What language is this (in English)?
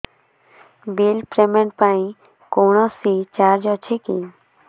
Odia